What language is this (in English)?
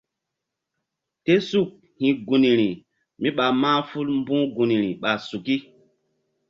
Mbum